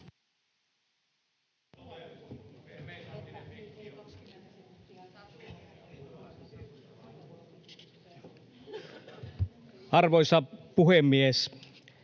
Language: Finnish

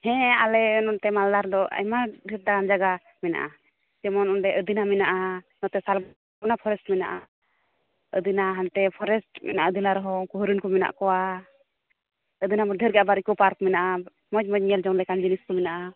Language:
Santali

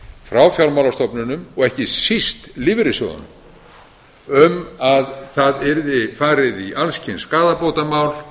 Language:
Icelandic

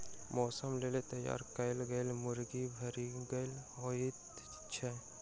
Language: Maithili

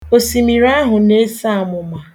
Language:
Igbo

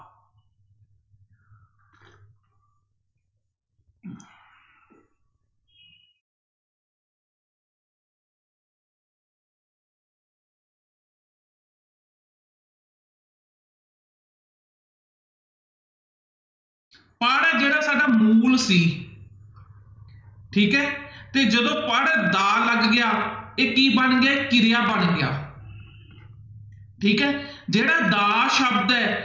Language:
Punjabi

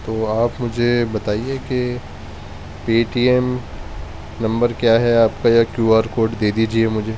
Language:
Urdu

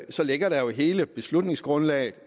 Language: Danish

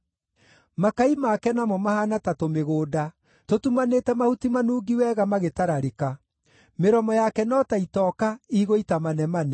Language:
Kikuyu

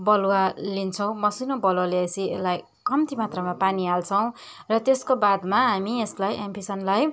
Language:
Nepali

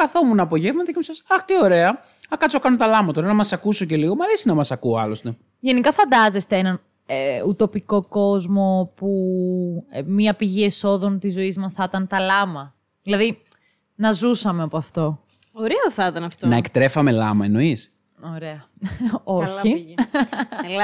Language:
Greek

